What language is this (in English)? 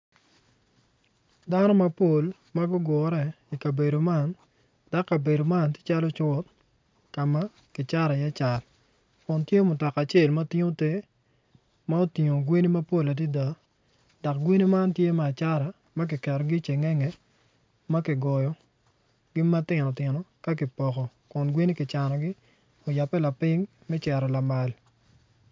Acoli